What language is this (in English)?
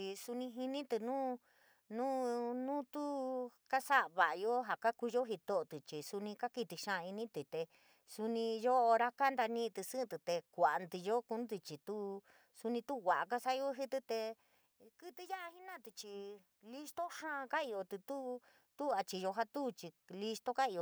San Miguel El Grande Mixtec